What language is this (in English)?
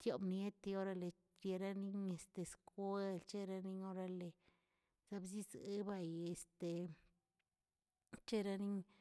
Tilquiapan Zapotec